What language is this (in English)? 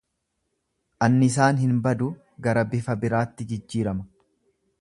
Oromo